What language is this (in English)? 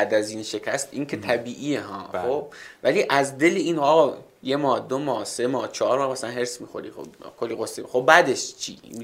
Persian